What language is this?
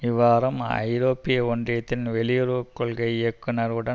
Tamil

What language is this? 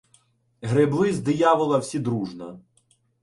Ukrainian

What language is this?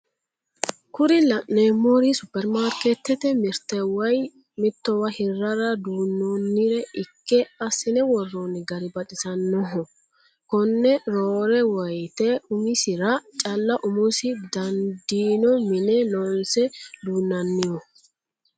Sidamo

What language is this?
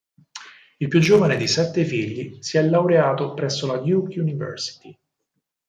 Italian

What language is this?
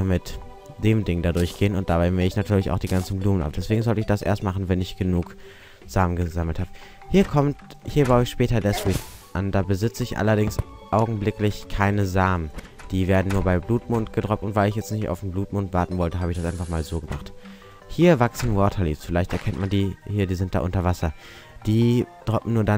German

